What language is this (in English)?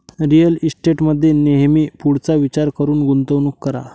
Marathi